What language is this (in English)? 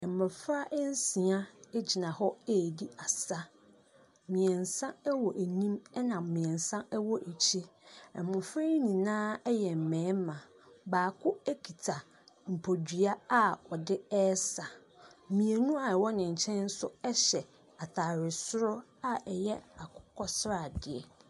Akan